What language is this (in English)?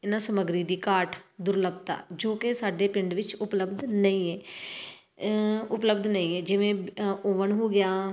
Punjabi